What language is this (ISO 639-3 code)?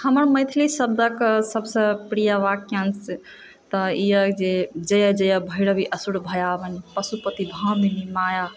mai